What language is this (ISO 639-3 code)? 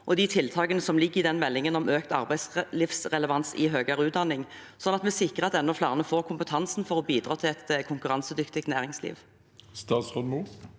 nor